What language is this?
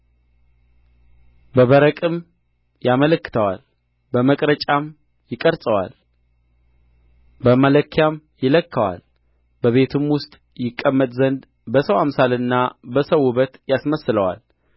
Amharic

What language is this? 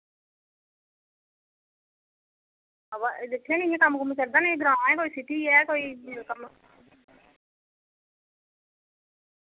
Dogri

